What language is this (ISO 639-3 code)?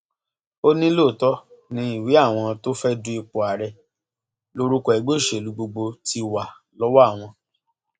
yor